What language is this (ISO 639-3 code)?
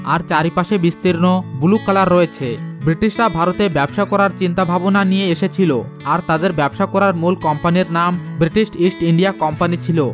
ben